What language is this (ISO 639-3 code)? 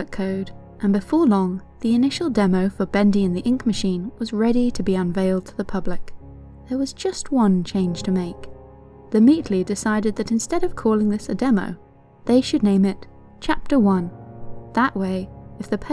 eng